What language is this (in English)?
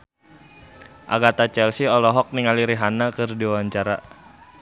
Sundanese